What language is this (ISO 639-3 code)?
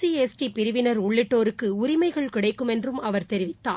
tam